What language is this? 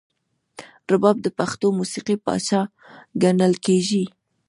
Pashto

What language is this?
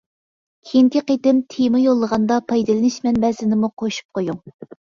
Uyghur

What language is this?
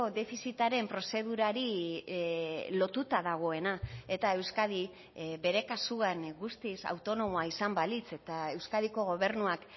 Basque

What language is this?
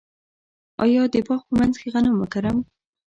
Pashto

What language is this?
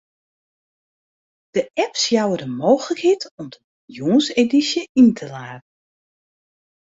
Western Frisian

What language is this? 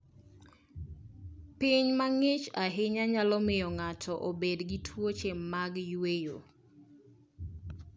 Luo (Kenya and Tanzania)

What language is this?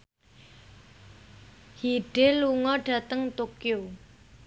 Javanese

